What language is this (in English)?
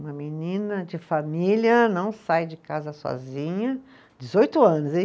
Portuguese